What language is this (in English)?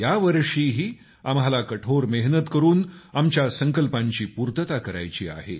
Marathi